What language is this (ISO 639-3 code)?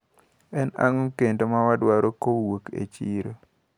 luo